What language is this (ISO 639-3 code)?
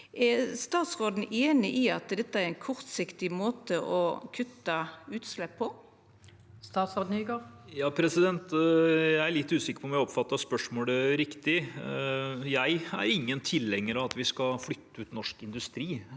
nor